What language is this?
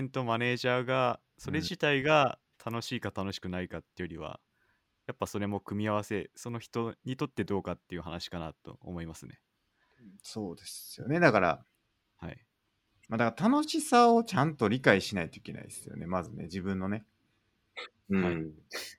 Japanese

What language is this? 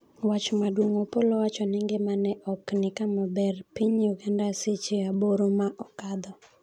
Luo (Kenya and Tanzania)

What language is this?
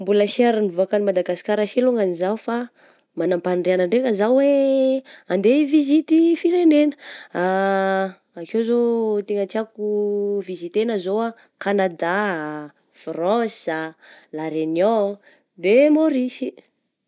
Southern Betsimisaraka Malagasy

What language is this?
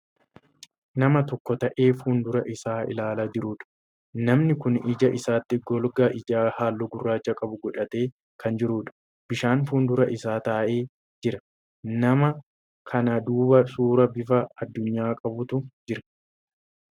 Oromo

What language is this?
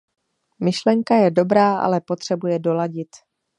Czech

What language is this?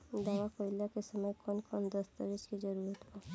Bhojpuri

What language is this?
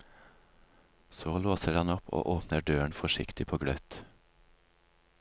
Norwegian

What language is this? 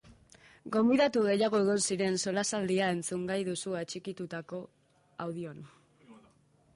Basque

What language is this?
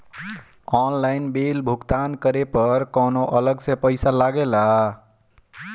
Bhojpuri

